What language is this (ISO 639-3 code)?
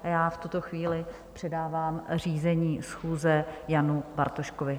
ces